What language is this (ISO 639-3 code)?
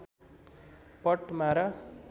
nep